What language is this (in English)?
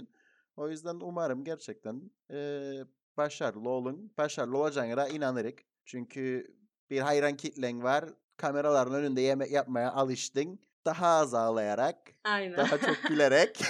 Turkish